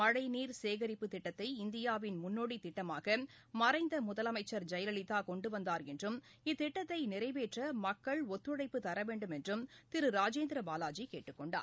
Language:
Tamil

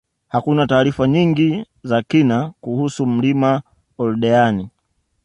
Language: Swahili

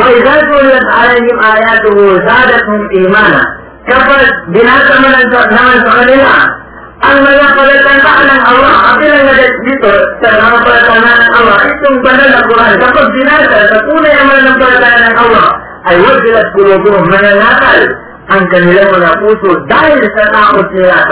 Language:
Filipino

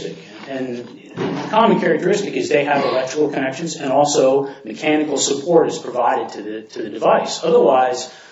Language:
English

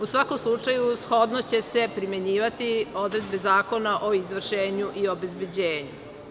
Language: Serbian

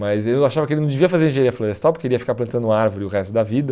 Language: Portuguese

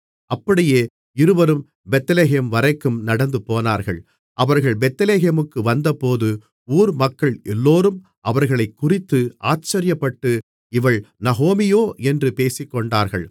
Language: Tamil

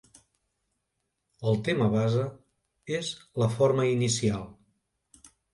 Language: Catalan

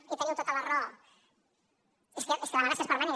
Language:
Catalan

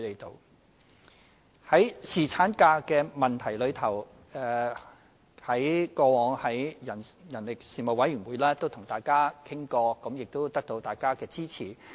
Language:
Cantonese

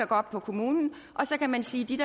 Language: Danish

